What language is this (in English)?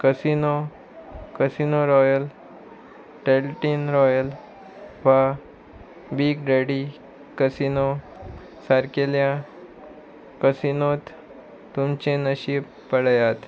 Konkani